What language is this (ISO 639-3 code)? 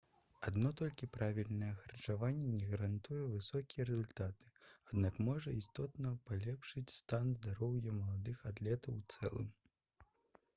bel